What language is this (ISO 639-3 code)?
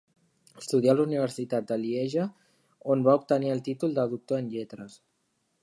cat